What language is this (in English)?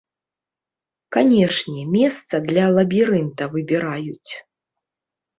Belarusian